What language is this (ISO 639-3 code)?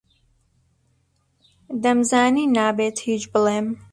ckb